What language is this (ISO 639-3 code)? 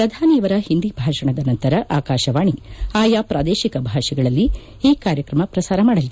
kan